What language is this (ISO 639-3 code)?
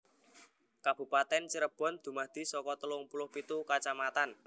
jav